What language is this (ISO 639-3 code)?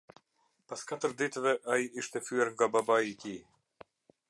sqi